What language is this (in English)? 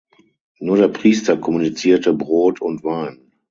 German